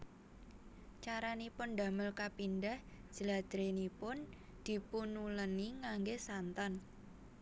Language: Javanese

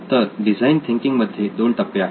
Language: Marathi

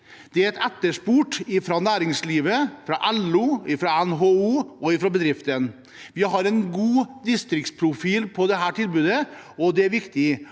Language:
Norwegian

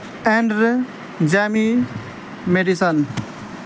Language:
Urdu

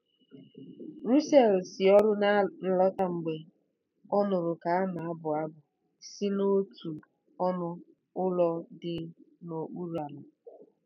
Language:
Igbo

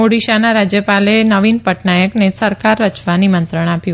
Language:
Gujarati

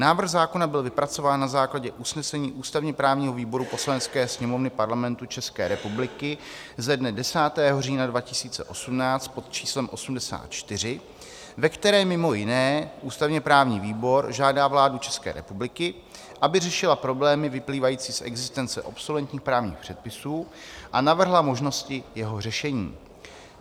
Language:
Czech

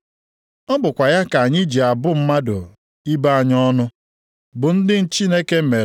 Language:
Igbo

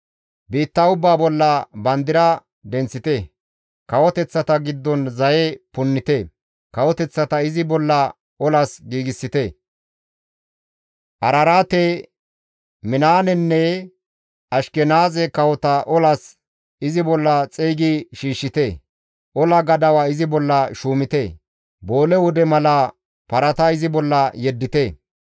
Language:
Gamo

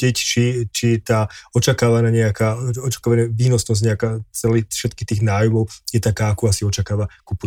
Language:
Slovak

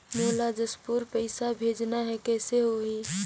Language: Chhattisgarhi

